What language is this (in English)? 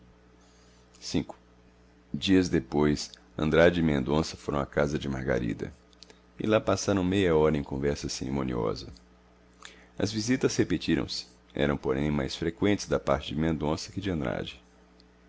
Portuguese